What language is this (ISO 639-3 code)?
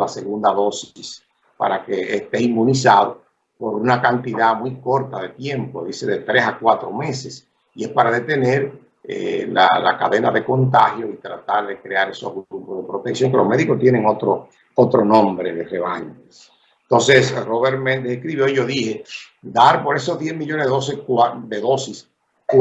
spa